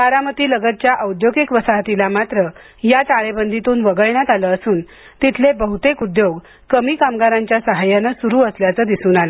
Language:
Marathi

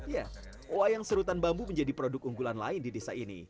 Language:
Indonesian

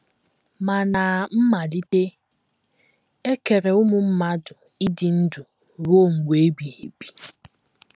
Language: Igbo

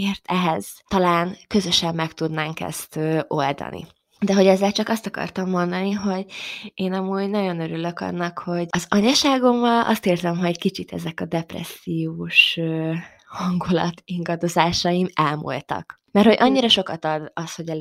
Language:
Hungarian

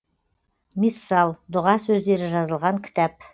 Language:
Kazakh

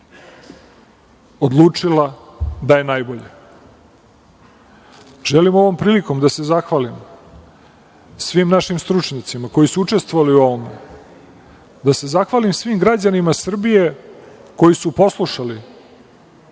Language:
Serbian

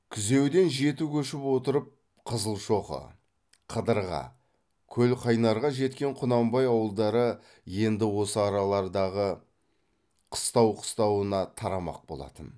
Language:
Kazakh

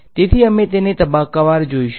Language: Gujarati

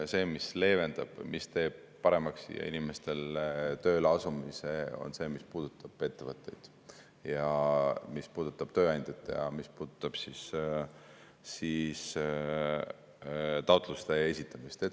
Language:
Estonian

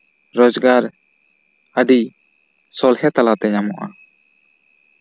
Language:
Santali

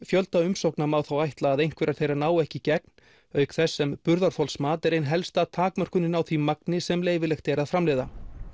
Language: Icelandic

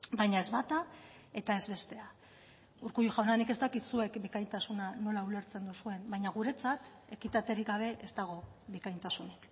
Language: Basque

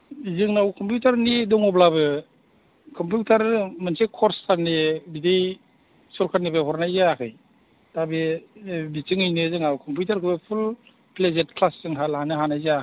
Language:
Bodo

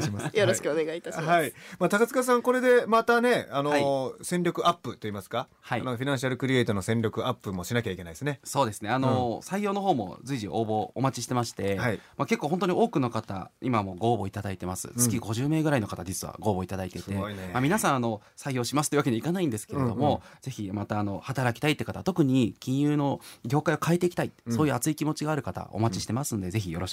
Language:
Japanese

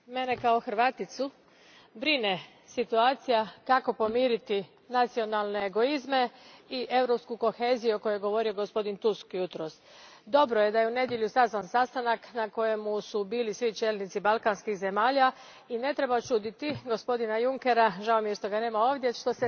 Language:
Croatian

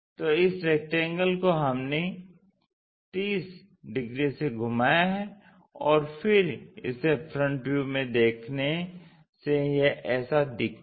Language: Hindi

